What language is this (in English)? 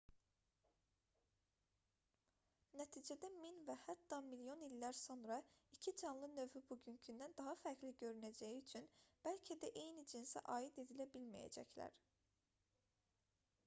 Azerbaijani